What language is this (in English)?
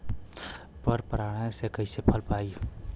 Bhojpuri